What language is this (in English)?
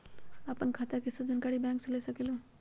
Magahi